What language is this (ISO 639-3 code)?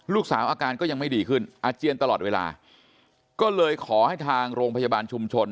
tha